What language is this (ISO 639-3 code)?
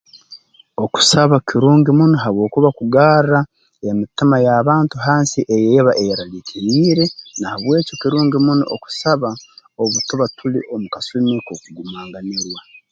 ttj